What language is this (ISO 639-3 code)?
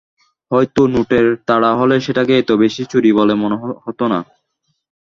ben